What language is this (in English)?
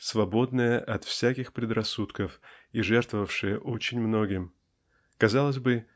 Russian